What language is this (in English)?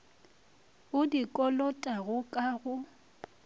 Northern Sotho